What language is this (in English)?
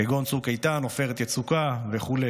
Hebrew